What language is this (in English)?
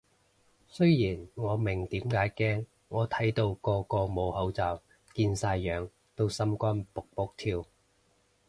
Cantonese